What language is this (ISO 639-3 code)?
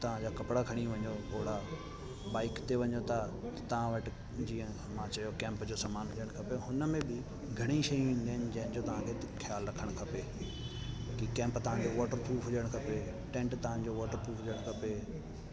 snd